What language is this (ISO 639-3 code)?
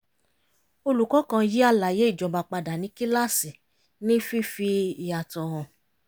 yor